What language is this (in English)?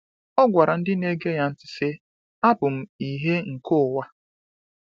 Igbo